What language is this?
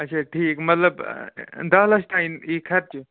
Kashmiri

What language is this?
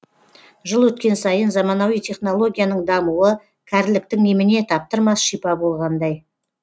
Kazakh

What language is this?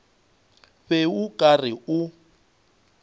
Northern Sotho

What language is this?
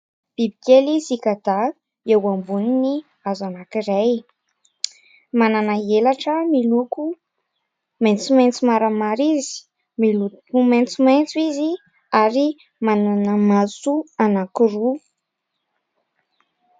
Malagasy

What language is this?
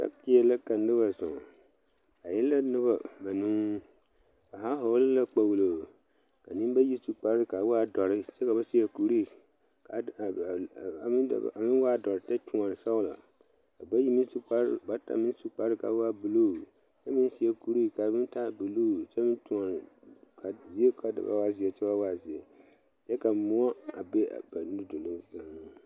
Southern Dagaare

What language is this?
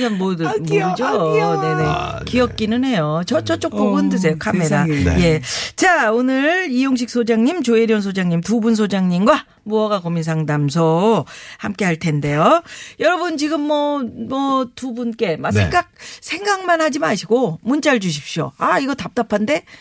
Korean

